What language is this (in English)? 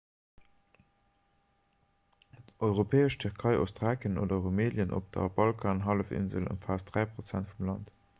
Luxembourgish